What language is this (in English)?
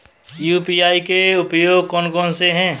Hindi